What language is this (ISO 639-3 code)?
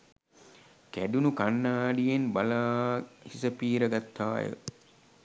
sin